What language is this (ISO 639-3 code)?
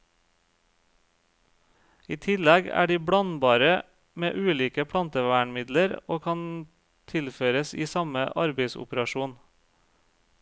nor